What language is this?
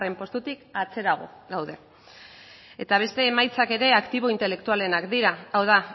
Basque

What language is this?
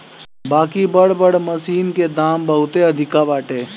Bhojpuri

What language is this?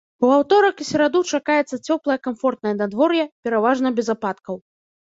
Belarusian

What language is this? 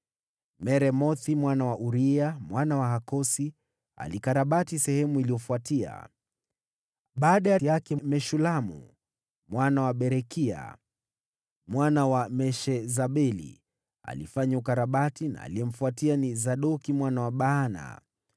Swahili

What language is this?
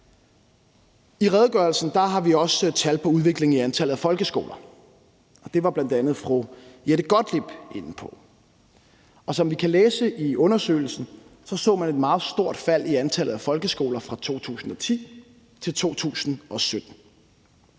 Danish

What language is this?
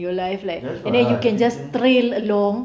English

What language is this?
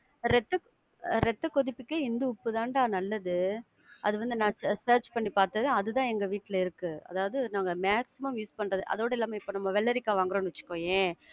Tamil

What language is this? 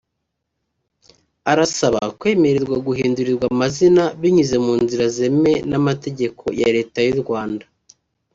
Kinyarwanda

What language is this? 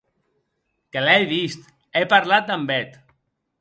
Occitan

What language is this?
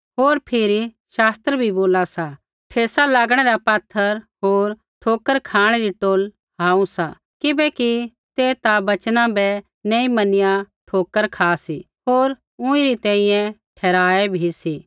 Kullu Pahari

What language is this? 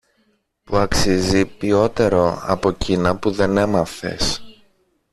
Greek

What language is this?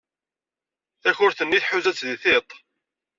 Kabyle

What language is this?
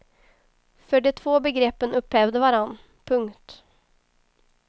Swedish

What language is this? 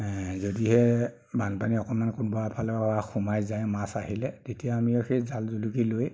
Assamese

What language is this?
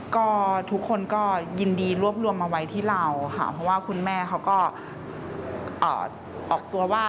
Thai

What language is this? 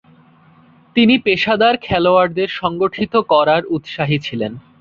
Bangla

